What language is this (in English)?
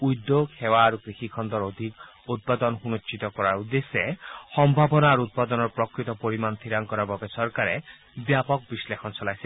Assamese